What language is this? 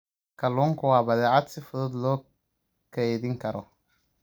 Somali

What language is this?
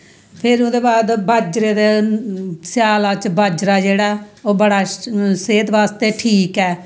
Dogri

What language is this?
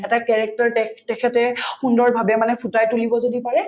Assamese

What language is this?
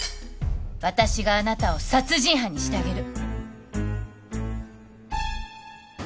Japanese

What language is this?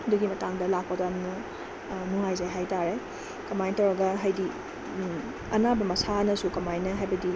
Manipuri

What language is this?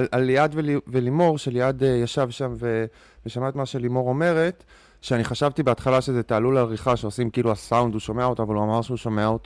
Hebrew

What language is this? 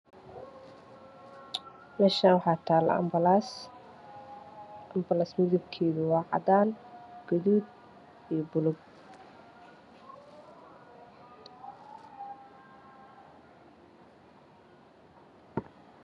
Somali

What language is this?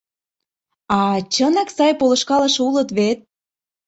Mari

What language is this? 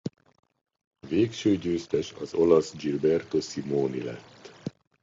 Hungarian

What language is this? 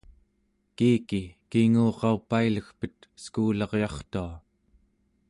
Central Yupik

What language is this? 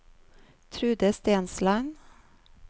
Norwegian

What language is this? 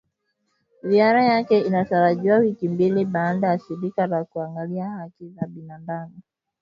Swahili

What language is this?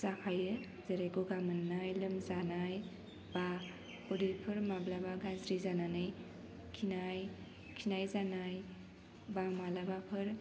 Bodo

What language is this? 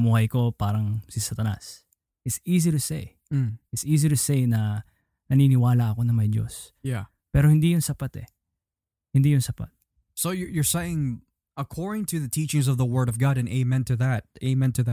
Filipino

